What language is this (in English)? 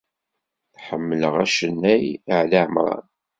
Kabyle